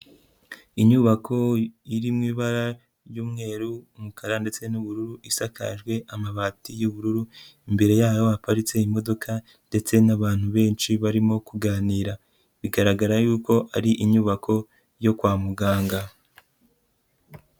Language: Kinyarwanda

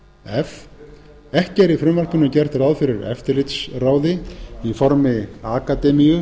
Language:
Icelandic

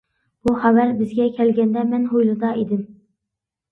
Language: Uyghur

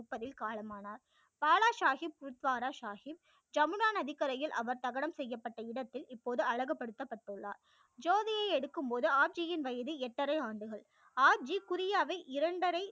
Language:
Tamil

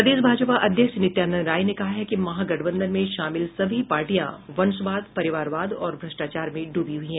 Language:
Hindi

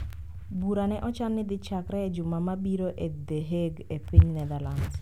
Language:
Luo (Kenya and Tanzania)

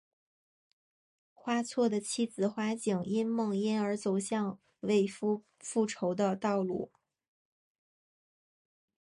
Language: Chinese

